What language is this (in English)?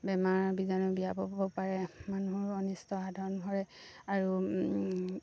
Assamese